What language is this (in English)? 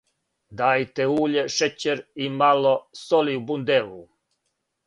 Serbian